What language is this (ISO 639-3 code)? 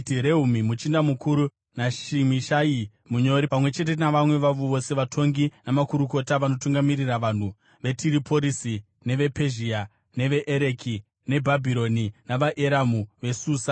sna